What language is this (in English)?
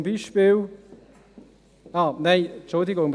Swiss German